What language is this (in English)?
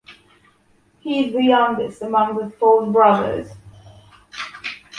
English